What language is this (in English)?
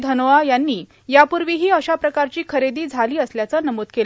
Marathi